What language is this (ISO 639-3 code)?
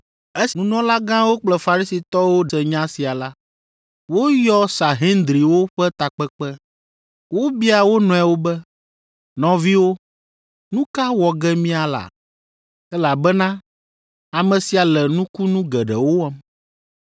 ewe